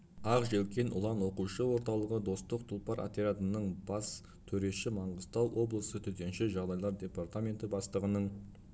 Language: Kazakh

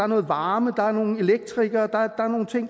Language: Danish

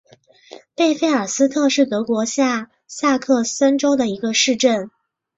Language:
Chinese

